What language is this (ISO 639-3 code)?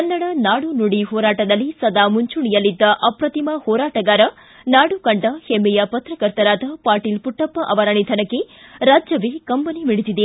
kan